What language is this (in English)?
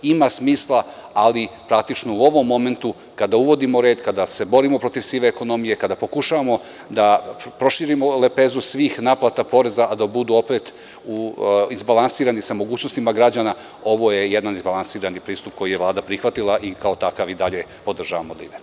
Serbian